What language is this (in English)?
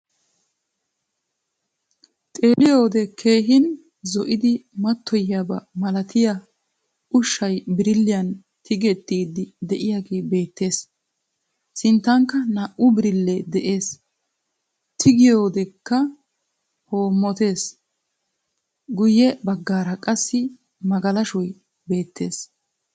Wolaytta